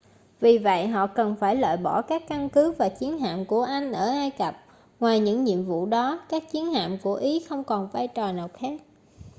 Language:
Vietnamese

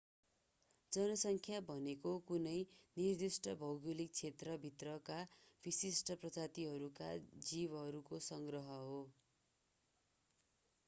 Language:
Nepali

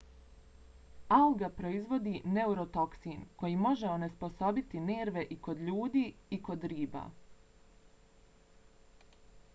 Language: Bosnian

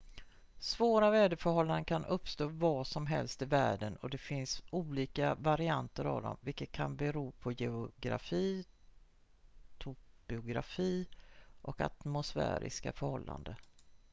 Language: Swedish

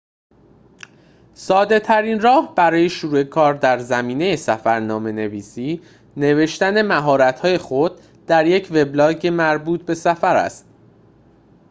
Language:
Persian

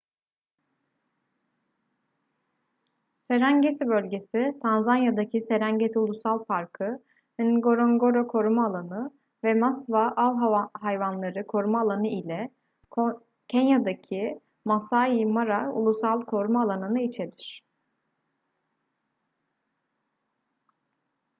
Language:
Turkish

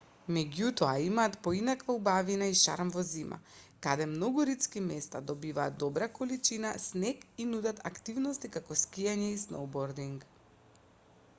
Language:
Macedonian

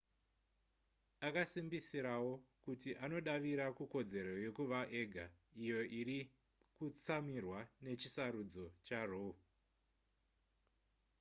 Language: Shona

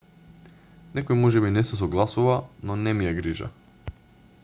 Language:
Macedonian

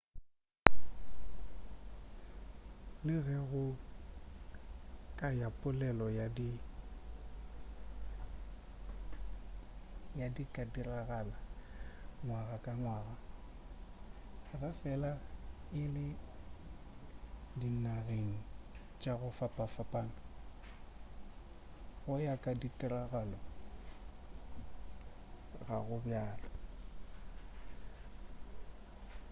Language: Northern Sotho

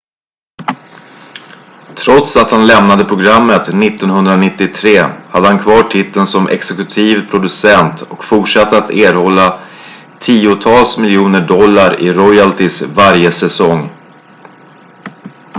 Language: Swedish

